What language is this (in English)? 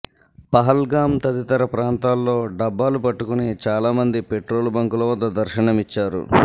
Telugu